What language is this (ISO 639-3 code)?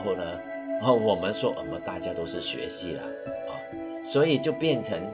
zho